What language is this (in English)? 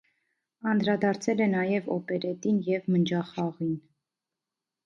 Armenian